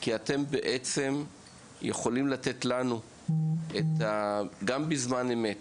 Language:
Hebrew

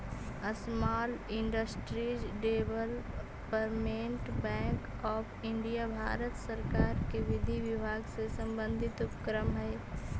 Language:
Magahi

